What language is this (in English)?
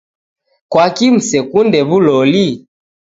Taita